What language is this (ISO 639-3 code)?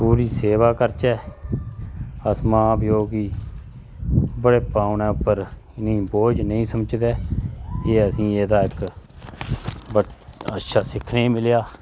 doi